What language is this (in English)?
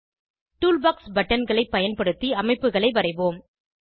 Tamil